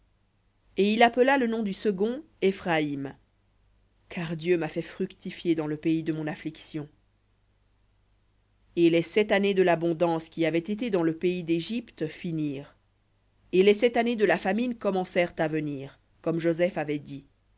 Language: French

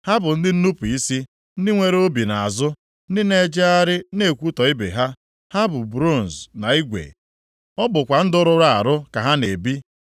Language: Igbo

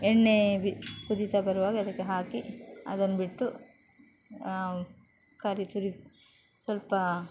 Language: Kannada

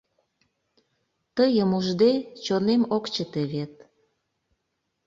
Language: Mari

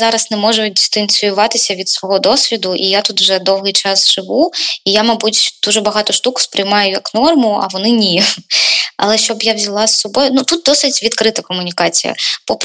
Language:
Ukrainian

